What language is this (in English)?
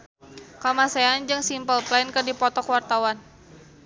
Sundanese